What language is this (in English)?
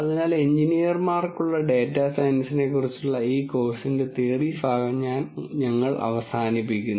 Malayalam